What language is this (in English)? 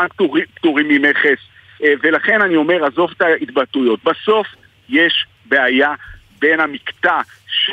Hebrew